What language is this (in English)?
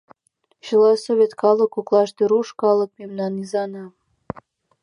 Mari